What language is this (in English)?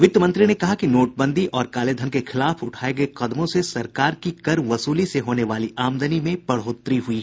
Hindi